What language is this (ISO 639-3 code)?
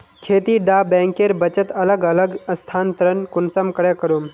mag